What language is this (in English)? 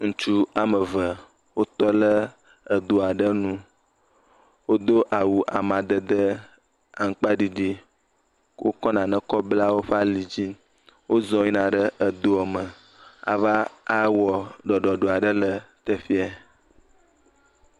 Ewe